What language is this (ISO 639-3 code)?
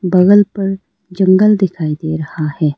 hin